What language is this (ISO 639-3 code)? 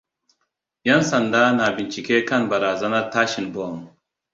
hau